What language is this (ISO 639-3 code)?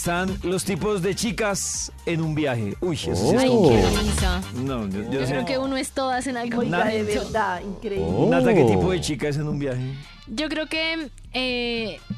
spa